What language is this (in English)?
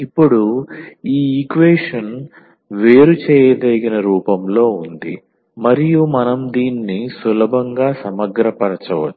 Telugu